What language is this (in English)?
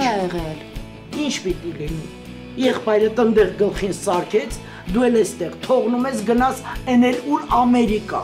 Turkish